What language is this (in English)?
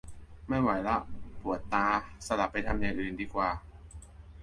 Thai